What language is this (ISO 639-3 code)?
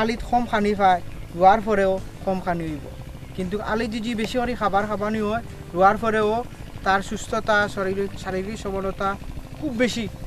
eng